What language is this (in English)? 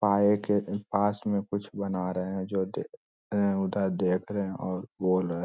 Magahi